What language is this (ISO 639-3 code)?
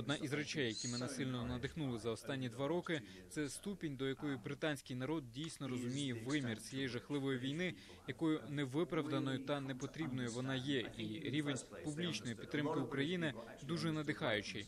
ukr